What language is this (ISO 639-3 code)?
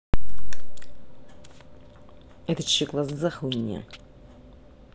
rus